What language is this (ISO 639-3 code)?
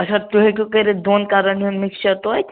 kas